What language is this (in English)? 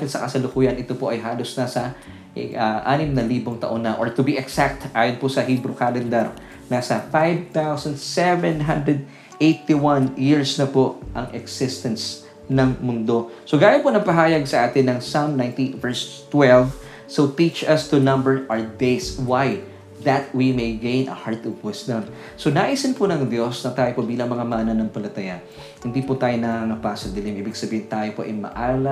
Filipino